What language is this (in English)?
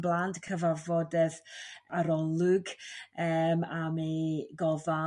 Welsh